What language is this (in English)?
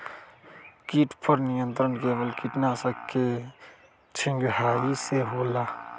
Magahi